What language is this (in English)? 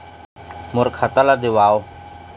Chhattisgarhi